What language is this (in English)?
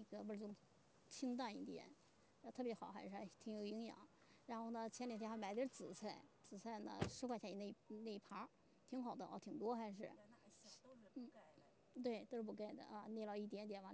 Chinese